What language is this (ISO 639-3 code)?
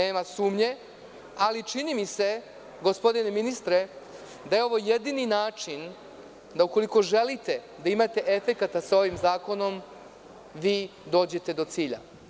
srp